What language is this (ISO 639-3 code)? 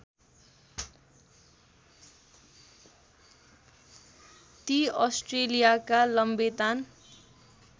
nep